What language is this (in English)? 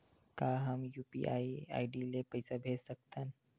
Chhattisgarhi